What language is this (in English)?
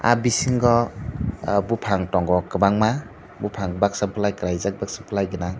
Kok Borok